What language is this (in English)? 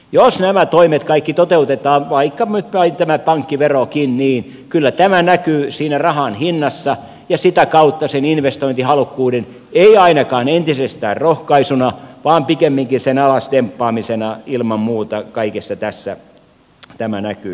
Finnish